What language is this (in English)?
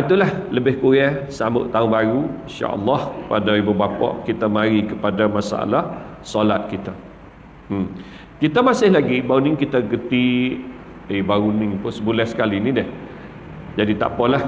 Malay